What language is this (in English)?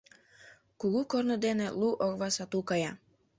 Mari